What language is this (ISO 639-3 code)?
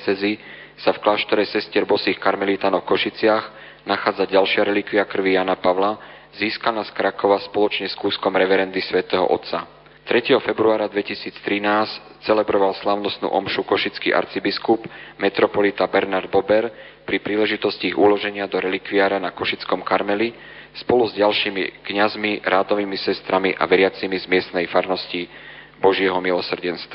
slk